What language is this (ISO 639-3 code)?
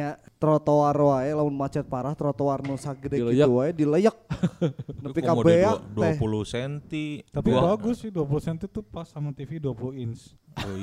ind